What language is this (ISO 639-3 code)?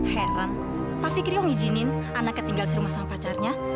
ind